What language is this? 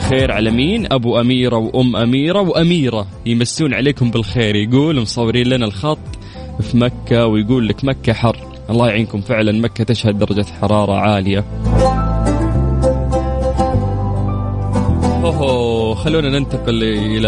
Arabic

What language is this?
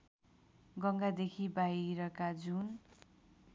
Nepali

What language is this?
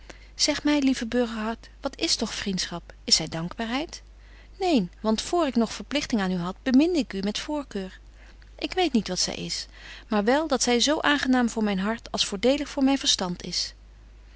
Dutch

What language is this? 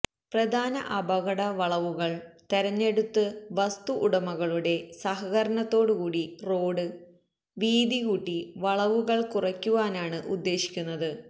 Malayalam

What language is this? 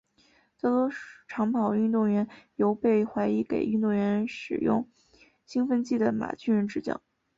Chinese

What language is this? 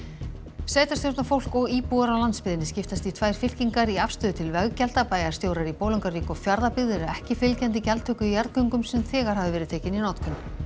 Icelandic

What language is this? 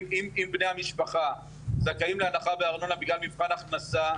Hebrew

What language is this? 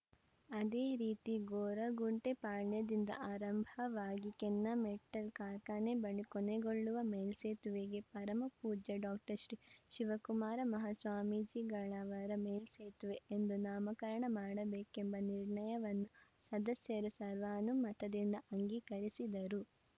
Kannada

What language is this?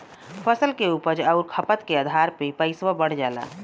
Bhojpuri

